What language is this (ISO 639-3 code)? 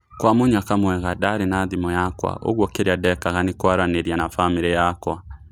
kik